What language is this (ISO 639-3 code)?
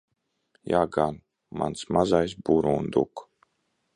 lav